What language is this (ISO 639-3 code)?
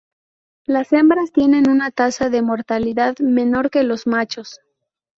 spa